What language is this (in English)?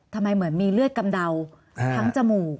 Thai